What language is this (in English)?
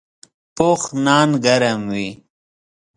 Pashto